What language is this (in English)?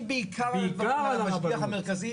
Hebrew